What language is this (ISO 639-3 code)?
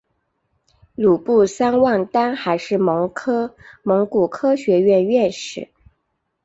zho